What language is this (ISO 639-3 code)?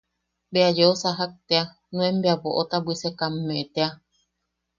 yaq